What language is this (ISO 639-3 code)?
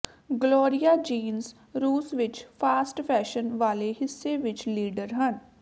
pan